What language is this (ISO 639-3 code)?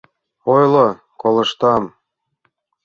chm